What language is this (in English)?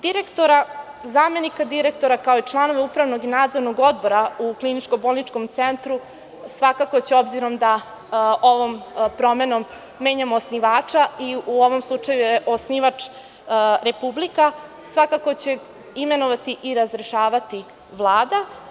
Serbian